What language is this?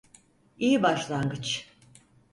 Turkish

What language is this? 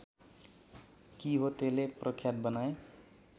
Nepali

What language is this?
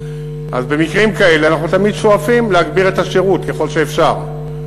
Hebrew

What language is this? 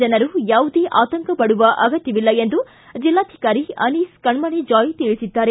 Kannada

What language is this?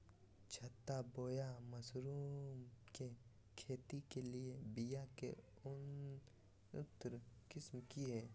Magahi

